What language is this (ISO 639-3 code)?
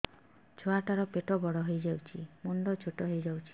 ori